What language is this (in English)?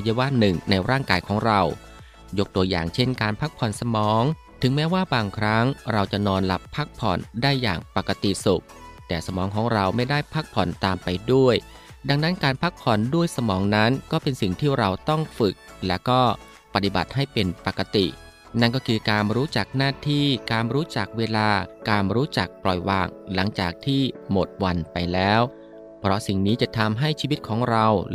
Thai